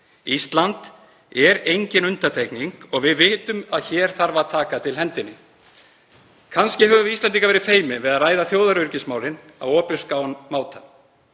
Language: Icelandic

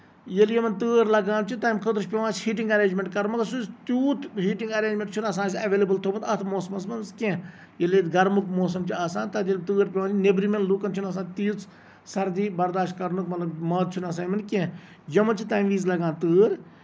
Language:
Kashmiri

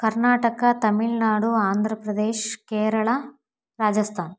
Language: Kannada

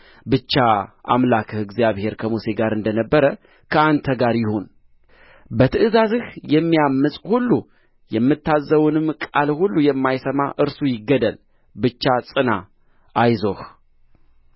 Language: Amharic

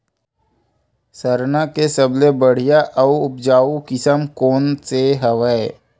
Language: Chhattisgarhi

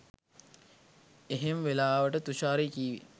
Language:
Sinhala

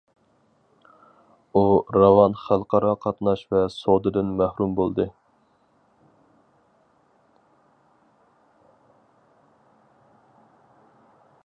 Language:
Uyghur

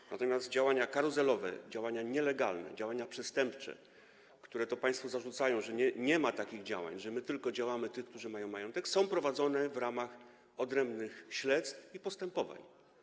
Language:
Polish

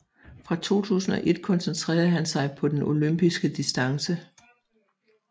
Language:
Danish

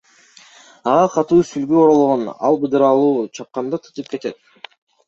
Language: Kyrgyz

